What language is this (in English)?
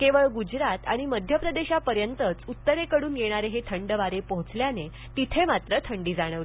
Marathi